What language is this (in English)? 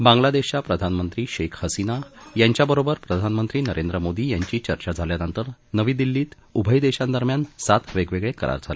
Marathi